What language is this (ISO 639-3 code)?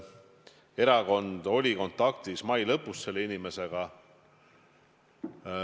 est